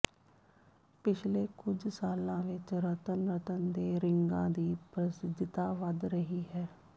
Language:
Punjabi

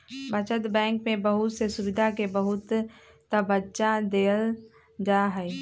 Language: Magahi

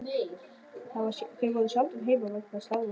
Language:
Icelandic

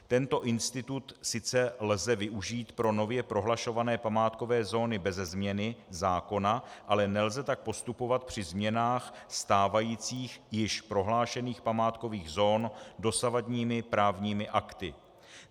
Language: Czech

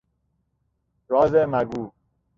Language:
Persian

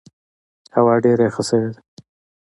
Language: Pashto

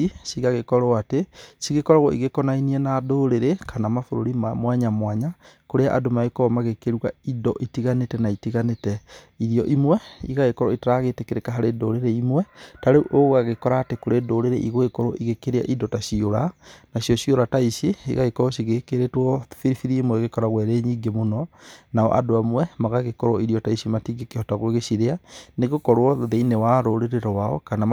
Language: Kikuyu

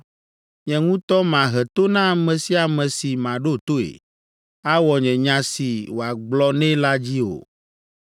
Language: Ewe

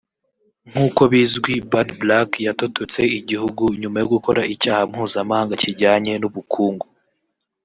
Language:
Kinyarwanda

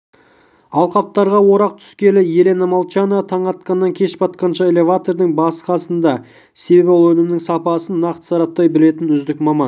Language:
Kazakh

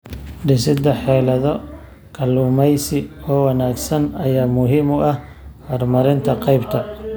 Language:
Somali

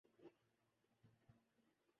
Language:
Urdu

